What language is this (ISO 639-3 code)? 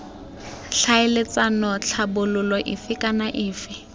tsn